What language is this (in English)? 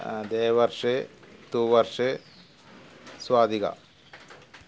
Malayalam